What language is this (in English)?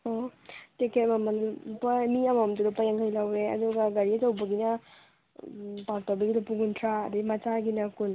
Manipuri